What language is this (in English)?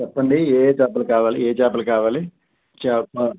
Telugu